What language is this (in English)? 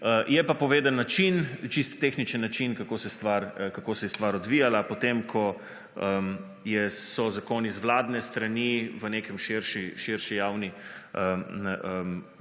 Slovenian